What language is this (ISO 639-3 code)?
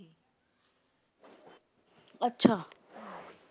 pan